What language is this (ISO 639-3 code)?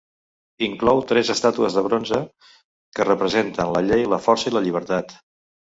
cat